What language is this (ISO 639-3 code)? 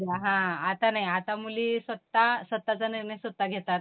mar